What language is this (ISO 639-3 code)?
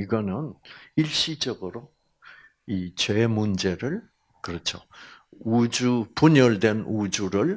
kor